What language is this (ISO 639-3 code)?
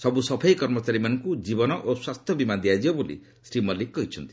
ori